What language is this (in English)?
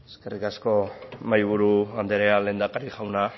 Basque